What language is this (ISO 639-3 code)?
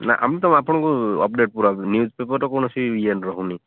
ori